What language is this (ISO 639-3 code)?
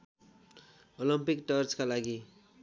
nep